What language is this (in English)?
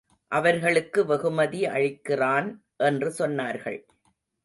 Tamil